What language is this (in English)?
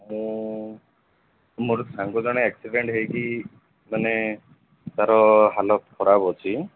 Odia